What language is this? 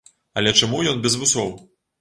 Belarusian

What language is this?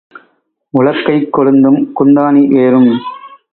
Tamil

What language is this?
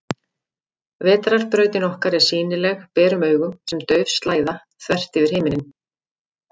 Icelandic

